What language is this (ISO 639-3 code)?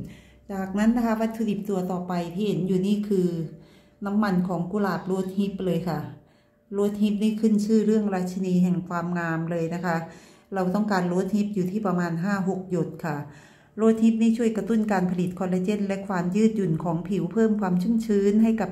tha